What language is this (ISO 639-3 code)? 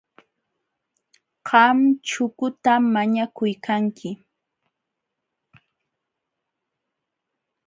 qxw